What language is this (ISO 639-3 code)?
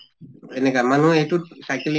asm